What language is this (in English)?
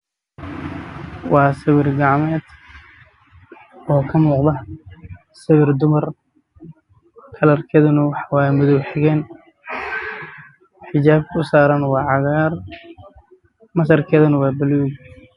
Somali